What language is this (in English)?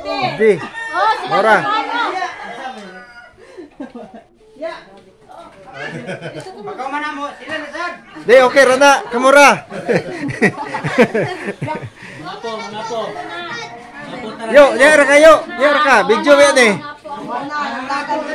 Indonesian